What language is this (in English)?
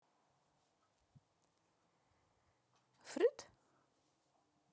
Russian